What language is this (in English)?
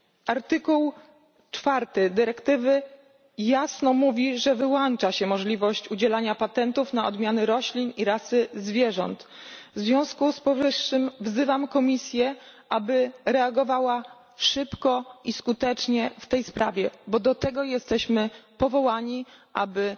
Polish